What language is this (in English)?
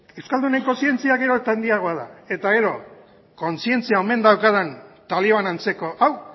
Basque